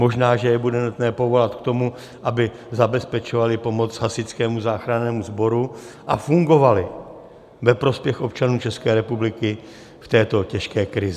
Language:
Czech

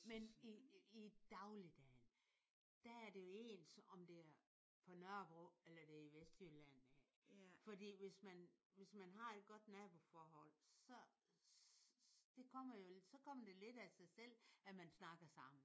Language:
Danish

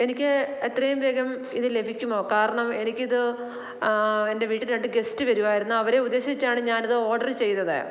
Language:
Malayalam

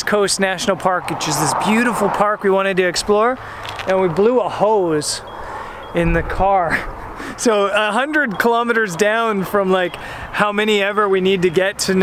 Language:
English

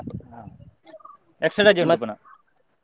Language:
Kannada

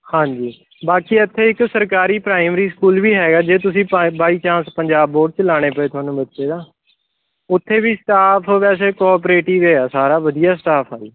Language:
Punjabi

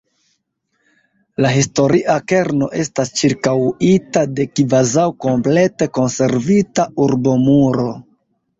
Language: Esperanto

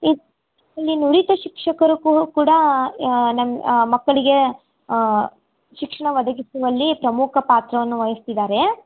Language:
Kannada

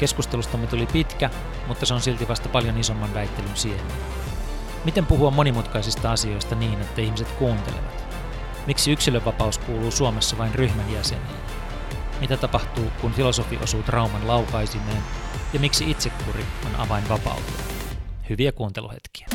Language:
Finnish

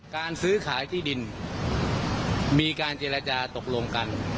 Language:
Thai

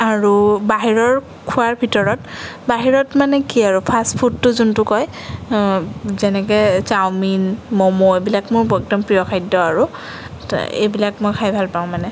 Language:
Assamese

